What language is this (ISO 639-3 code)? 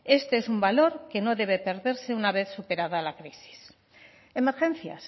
spa